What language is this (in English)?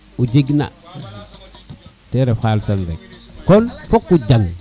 Serer